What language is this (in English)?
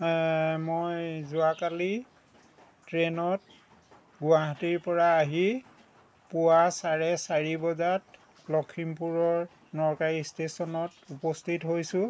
Assamese